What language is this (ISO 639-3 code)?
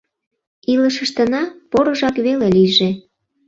chm